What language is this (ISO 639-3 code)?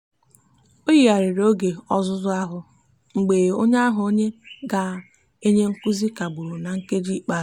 ibo